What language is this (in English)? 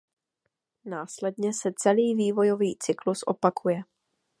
Czech